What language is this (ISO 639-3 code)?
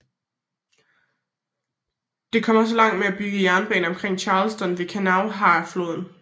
dan